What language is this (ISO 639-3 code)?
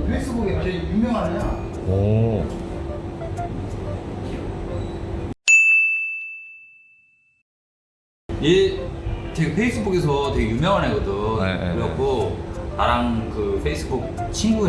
kor